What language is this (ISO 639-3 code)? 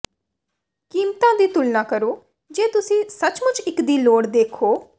pan